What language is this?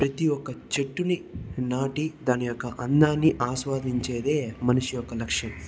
Telugu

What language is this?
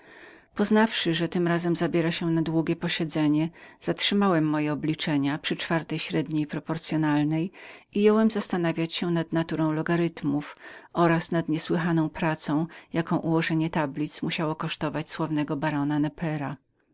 Polish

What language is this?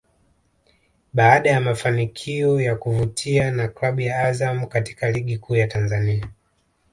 Swahili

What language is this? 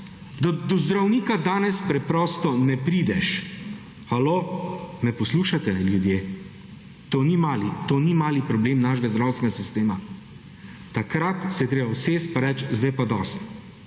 Slovenian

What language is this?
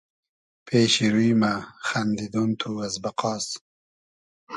Hazaragi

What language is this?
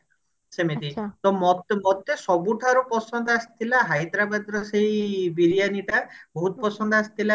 Odia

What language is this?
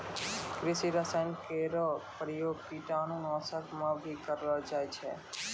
Maithili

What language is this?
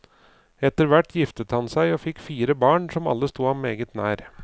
Norwegian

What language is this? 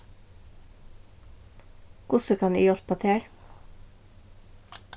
Faroese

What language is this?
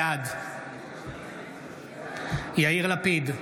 Hebrew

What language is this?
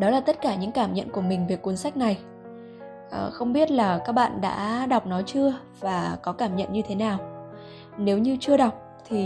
Vietnamese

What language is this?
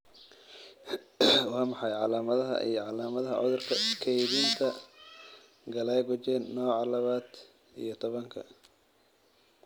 Somali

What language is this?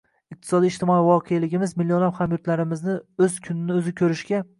Uzbek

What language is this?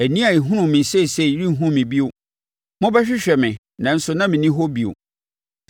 Akan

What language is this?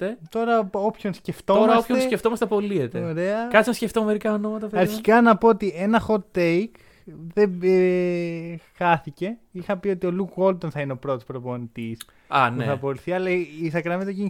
Greek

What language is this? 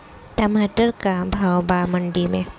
Bhojpuri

